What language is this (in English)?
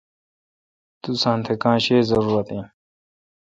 Kalkoti